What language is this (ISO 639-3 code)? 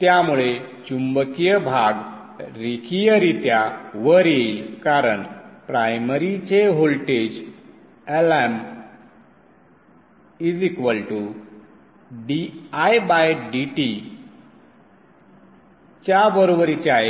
mar